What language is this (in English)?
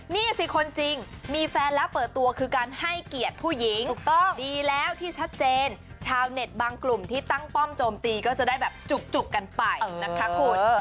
Thai